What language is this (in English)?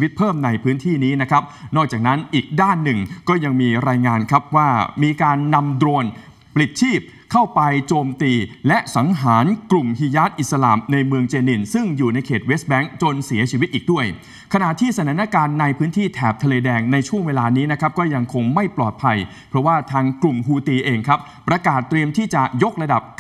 Thai